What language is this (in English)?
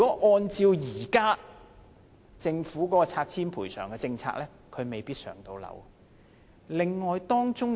Cantonese